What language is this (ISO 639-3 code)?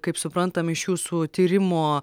lit